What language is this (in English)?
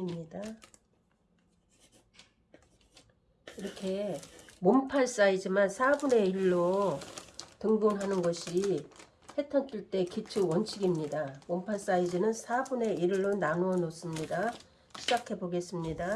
Korean